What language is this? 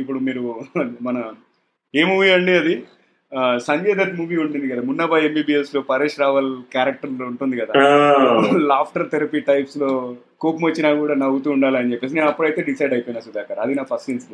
Telugu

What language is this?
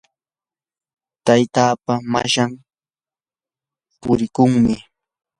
Yanahuanca Pasco Quechua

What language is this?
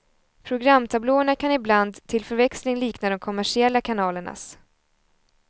Swedish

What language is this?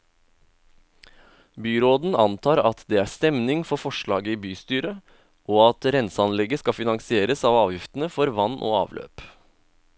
Norwegian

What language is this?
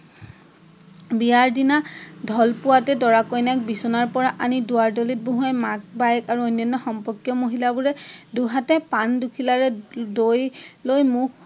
Assamese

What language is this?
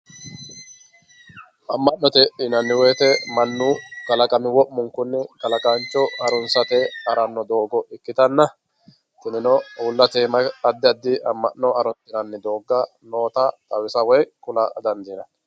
Sidamo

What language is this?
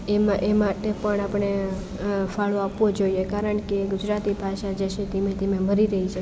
Gujarati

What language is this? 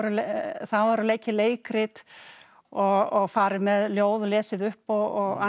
Icelandic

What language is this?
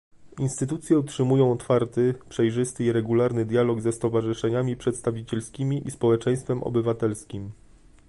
Polish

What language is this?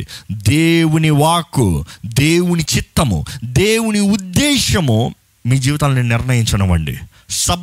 Telugu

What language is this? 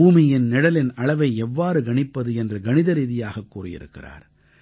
Tamil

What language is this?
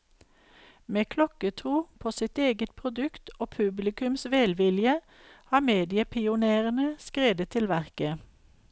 Norwegian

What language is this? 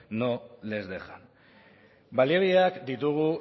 Basque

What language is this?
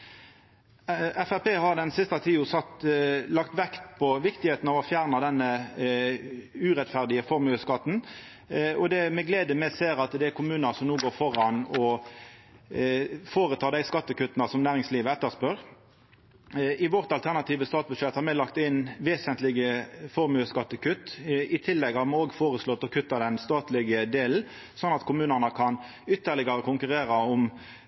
Norwegian Nynorsk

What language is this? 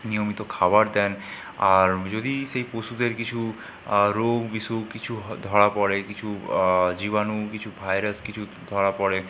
Bangla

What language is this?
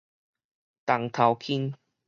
Min Nan Chinese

